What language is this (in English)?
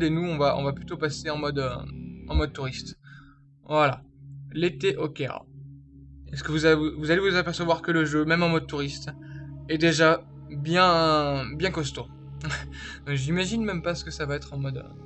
French